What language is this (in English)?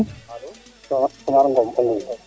Serer